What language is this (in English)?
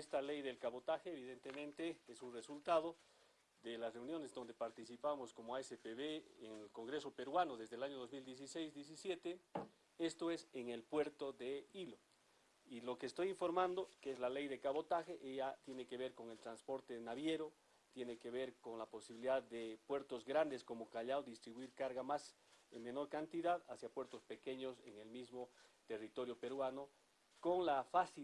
Spanish